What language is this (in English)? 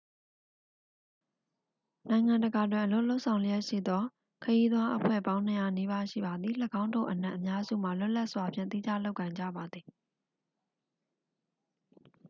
Burmese